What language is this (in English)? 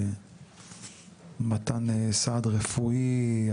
Hebrew